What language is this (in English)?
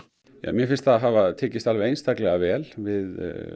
Icelandic